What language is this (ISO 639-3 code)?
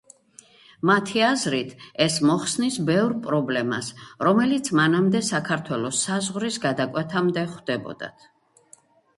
kat